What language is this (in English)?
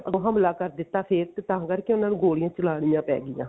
Punjabi